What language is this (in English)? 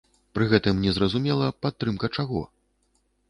Belarusian